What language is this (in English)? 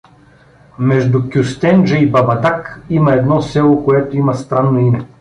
Bulgarian